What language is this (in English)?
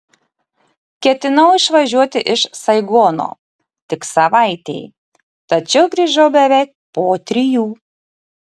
Lithuanian